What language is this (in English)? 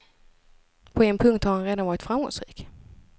Swedish